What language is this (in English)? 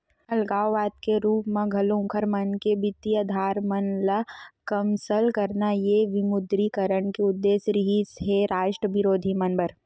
Chhattisgarhi